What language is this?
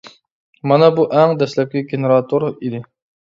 Uyghur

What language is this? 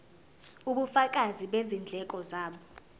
Zulu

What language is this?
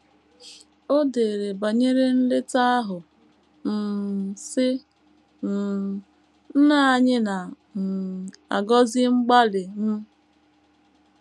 Igbo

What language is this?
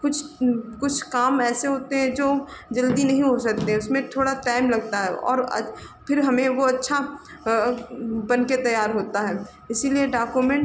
Hindi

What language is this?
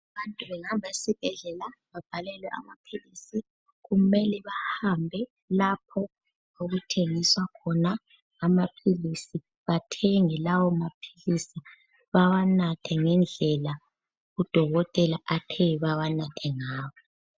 North Ndebele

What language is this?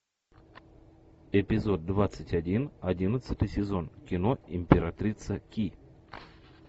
Russian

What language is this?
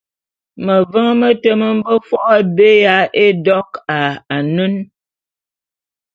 Bulu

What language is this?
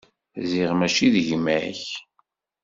Kabyle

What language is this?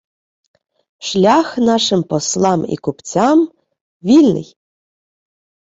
Ukrainian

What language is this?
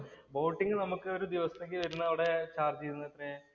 Malayalam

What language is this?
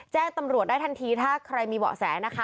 Thai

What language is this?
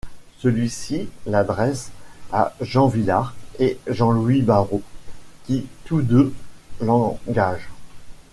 French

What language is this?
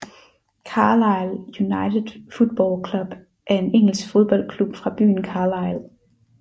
Danish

